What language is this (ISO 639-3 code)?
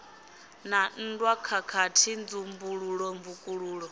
ven